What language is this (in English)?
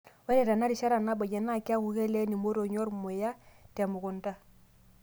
Masai